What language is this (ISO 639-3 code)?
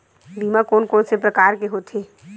hne